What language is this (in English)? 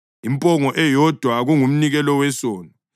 North Ndebele